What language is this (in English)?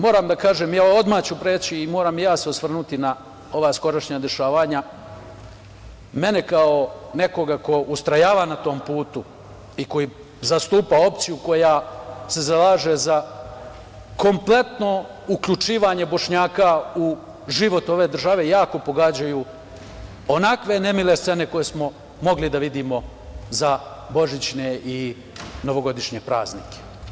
Serbian